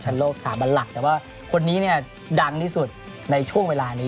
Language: Thai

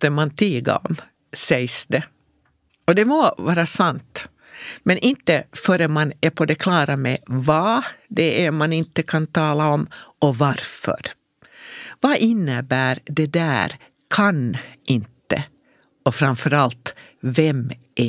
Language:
Swedish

